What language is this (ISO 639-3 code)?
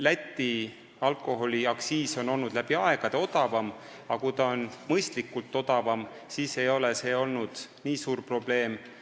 est